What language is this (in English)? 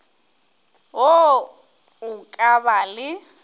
Northern Sotho